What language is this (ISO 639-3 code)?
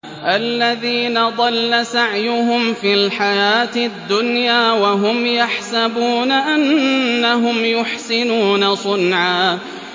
ara